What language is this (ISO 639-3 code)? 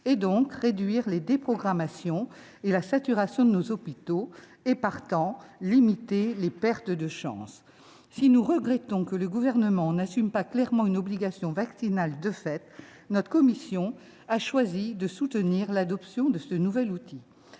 fra